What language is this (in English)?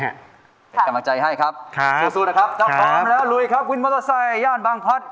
Thai